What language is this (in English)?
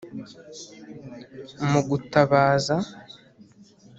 Kinyarwanda